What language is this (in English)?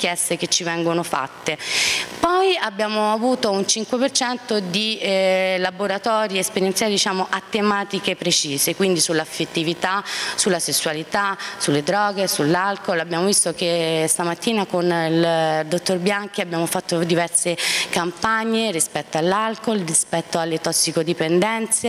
Italian